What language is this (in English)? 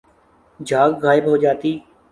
Urdu